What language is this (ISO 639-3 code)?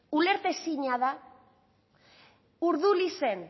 eus